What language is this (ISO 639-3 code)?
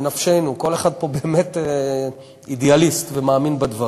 heb